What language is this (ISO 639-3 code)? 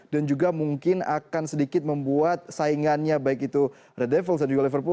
ind